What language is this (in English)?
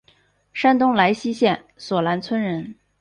Chinese